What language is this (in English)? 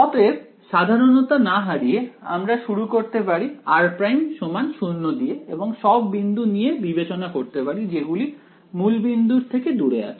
Bangla